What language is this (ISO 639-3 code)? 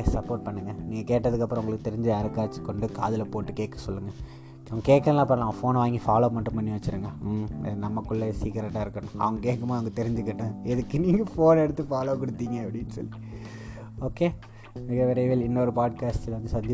tam